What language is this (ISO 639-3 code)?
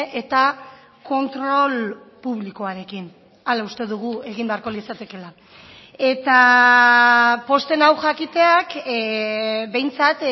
eus